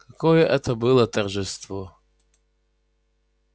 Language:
Russian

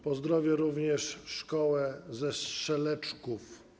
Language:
Polish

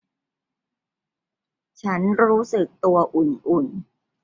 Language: Thai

